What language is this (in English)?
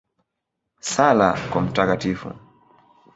Swahili